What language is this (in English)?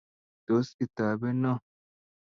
Kalenjin